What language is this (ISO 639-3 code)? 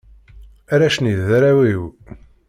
kab